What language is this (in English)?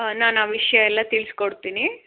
Kannada